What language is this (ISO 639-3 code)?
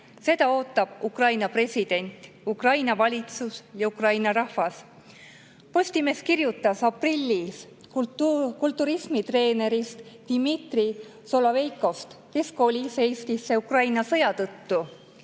est